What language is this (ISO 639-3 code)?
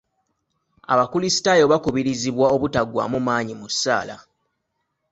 lug